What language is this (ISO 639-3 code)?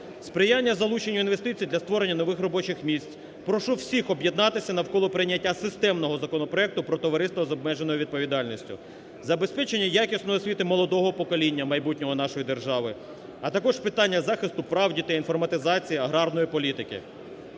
ukr